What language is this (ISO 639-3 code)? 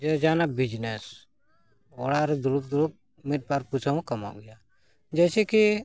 sat